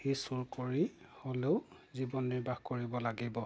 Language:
Assamese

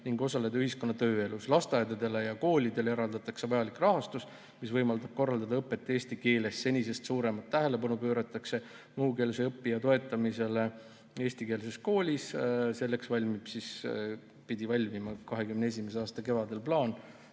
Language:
Estonian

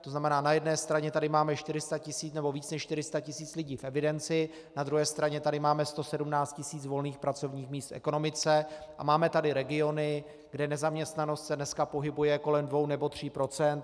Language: Czech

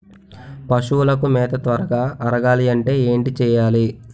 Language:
Telugu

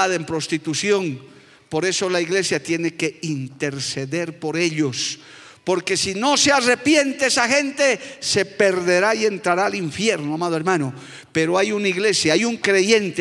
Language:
Spanish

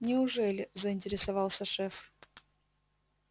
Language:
Russian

